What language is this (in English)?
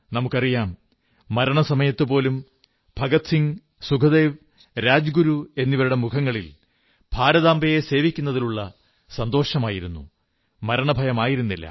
Malayalam